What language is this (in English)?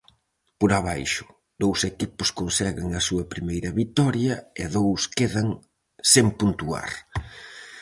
Galician